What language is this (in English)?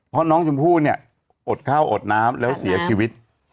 Thai